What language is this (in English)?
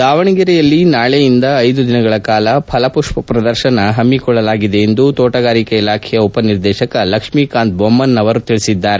Kannada